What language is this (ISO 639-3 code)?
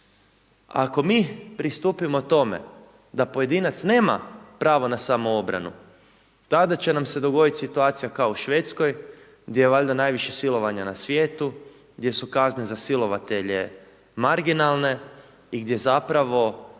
hrv